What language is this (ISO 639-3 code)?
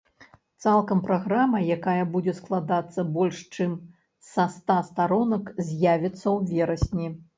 bel